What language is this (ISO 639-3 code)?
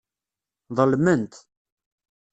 kab